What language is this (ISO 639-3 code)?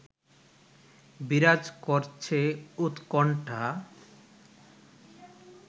ben